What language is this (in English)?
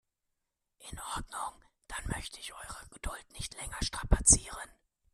German